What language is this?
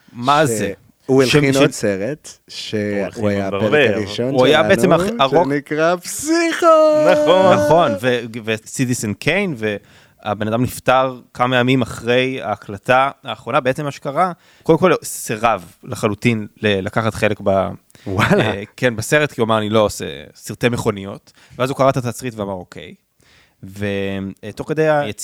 Hebrew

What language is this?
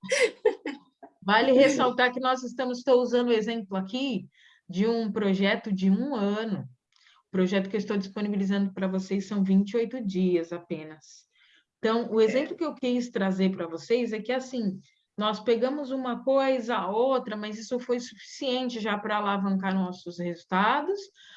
Portuguese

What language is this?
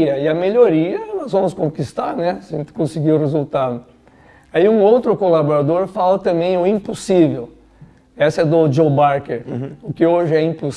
Portuguese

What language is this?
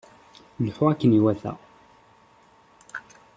Kabyle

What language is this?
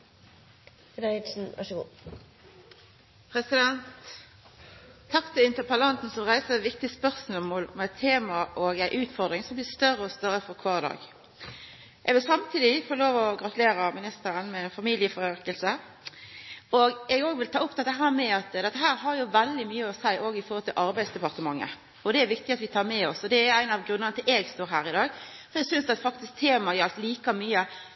Norwegian Nynorsk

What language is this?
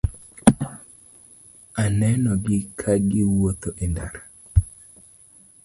Luo (Kenya and Tanzania)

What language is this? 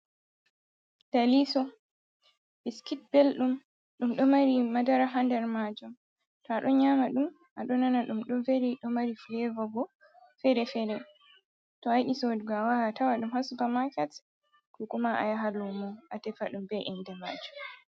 Fula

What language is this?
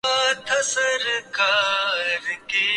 Urdu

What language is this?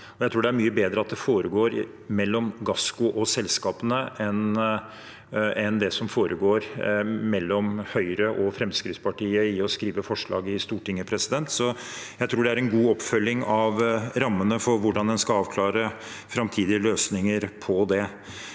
Norwegian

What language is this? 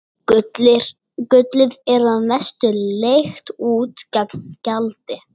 Icelandic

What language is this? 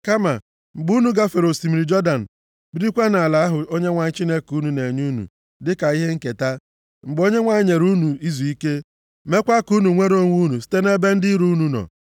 Igbo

